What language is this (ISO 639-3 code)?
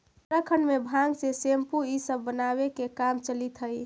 mag